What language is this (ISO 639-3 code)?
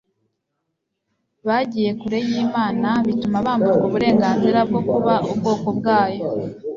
kin